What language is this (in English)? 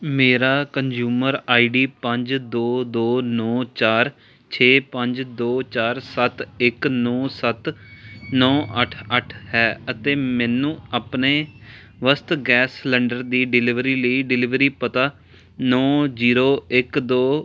Punjabi